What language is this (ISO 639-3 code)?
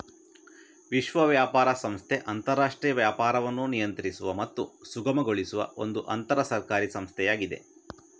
kan